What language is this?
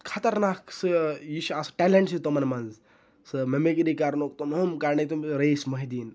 Kashmiri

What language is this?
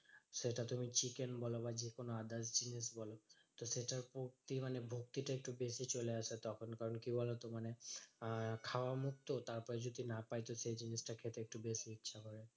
Bangla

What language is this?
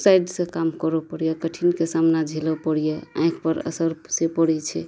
Maithili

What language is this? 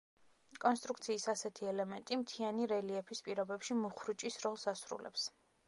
Georgian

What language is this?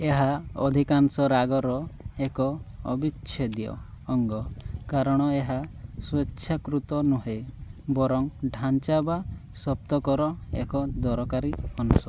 Odia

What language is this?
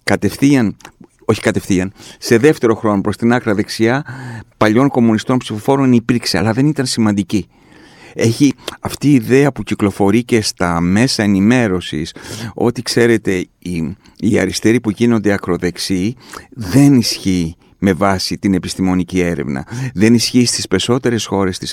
Greek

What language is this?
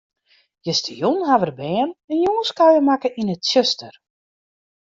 Western Frisian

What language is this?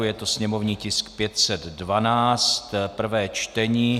Czech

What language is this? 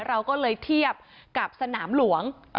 Thai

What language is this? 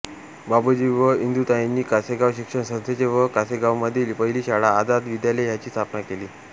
Marathi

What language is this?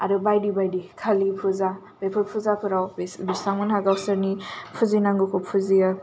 Bodo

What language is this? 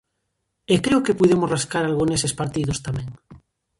Galician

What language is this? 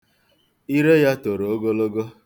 Igbo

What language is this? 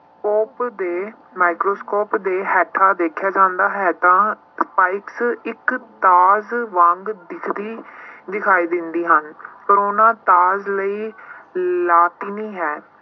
Punjabi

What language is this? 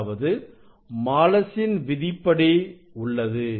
Tamil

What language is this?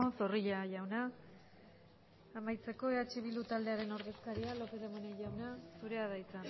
Basque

